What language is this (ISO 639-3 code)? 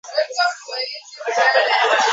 swa